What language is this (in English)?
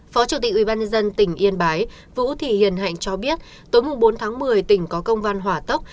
Vietnamese